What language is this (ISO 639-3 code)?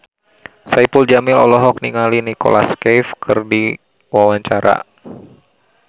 sun